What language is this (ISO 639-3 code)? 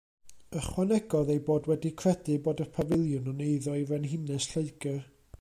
cym